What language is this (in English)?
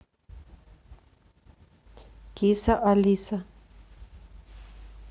Russian